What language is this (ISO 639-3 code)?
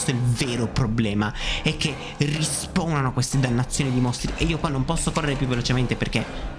ita